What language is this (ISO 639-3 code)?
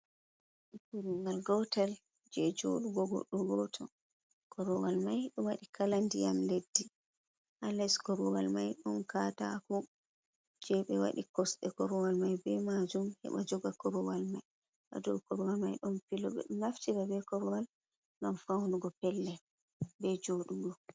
ful